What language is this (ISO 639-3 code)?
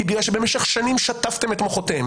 heb